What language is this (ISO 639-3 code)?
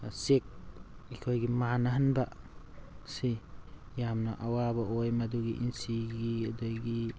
mni